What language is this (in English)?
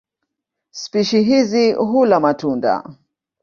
Swahili